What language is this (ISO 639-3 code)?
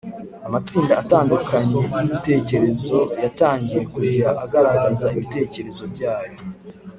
kin